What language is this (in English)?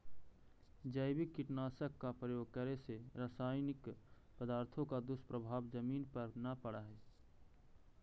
Magahi